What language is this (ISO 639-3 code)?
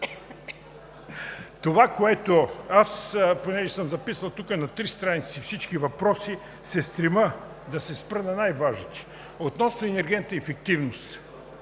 bul